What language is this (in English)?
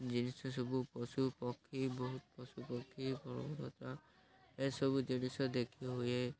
Odia